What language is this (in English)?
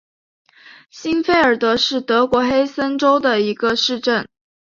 Chinese